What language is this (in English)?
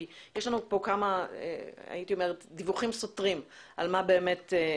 Hebrew